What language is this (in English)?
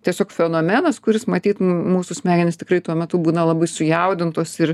Lithuanian